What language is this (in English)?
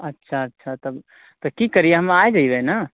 Maithili